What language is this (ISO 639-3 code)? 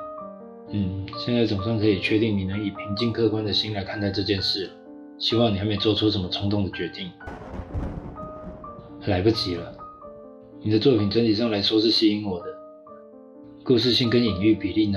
zho